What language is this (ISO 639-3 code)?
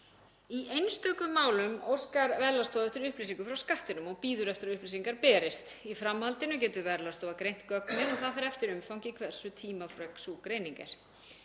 isl